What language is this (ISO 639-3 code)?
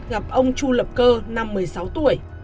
vie